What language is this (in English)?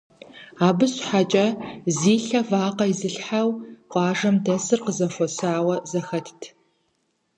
Kabardian